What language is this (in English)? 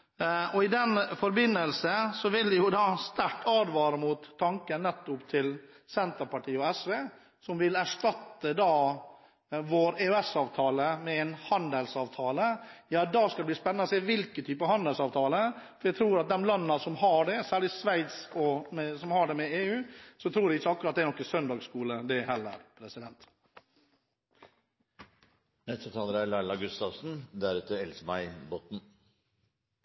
Norwegian Bokmål